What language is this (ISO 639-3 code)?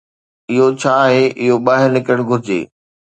snd